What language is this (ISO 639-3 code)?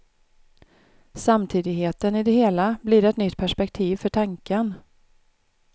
swe